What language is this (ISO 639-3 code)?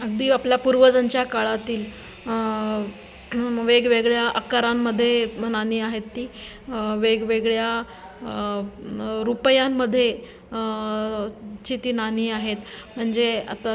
mar